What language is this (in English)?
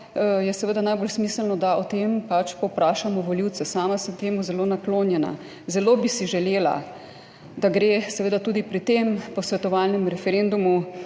Slovenian